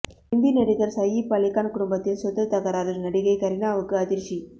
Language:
Tamil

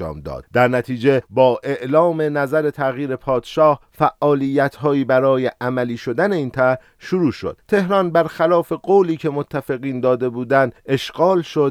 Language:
Persian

